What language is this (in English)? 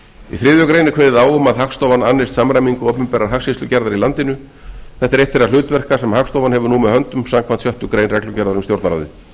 Icelandic